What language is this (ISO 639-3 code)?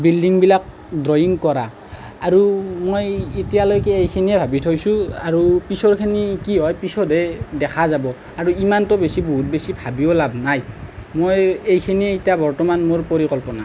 asm